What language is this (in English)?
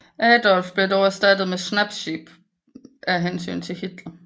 Danish